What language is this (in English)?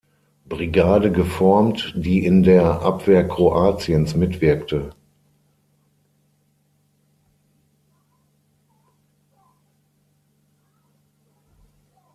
German